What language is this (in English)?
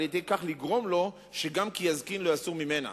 Hebrew